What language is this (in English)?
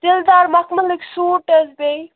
Kashmiri